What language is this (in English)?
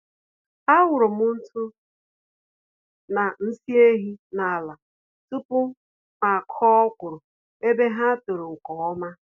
Igbo